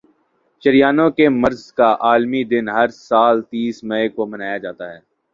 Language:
Urdu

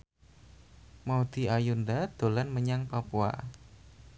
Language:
Javanese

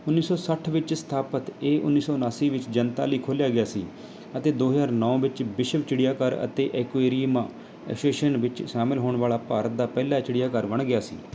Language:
Punjabi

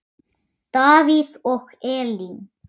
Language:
Icelandic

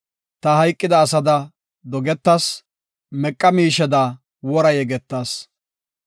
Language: Gofa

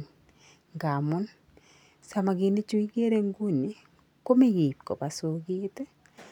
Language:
Kalenjin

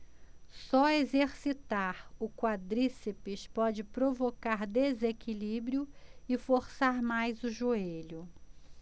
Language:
Portuguese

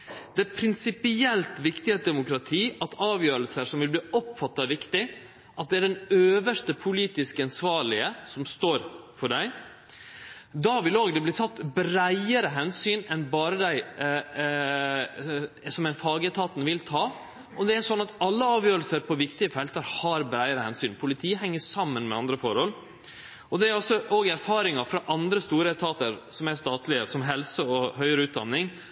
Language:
Norwegian Nynorsk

